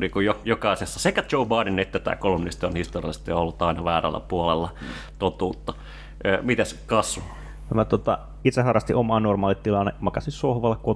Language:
Finnish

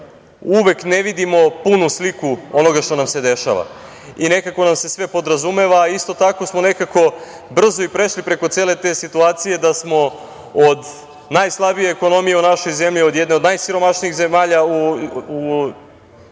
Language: Serbian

